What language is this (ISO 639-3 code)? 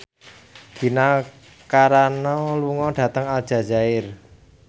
jav